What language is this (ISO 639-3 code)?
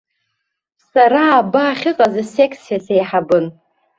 abk